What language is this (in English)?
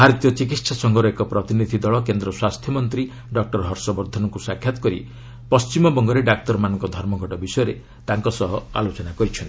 Odia